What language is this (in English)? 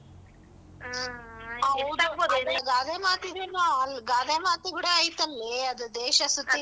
Kannada